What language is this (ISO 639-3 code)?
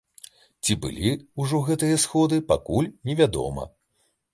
bel